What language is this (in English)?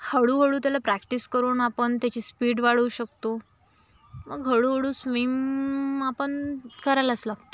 Marathi